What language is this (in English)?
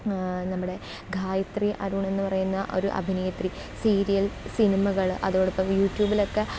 Malayalam